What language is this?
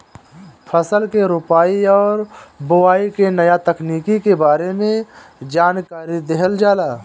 Bhojpuri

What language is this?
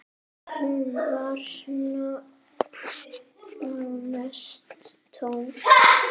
Icelandic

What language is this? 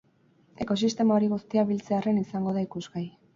Basque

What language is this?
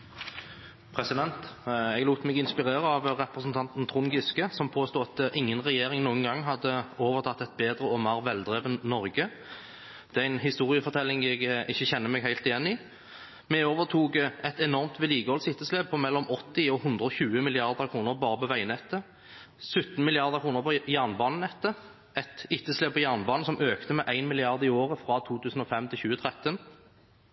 Norwegian Bokmål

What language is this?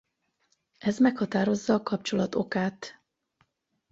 Hungarian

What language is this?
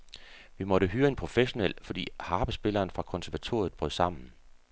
Danish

